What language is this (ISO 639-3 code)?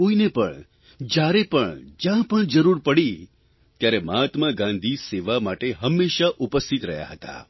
guj